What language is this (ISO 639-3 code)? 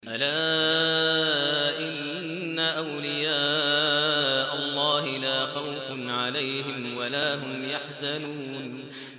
ara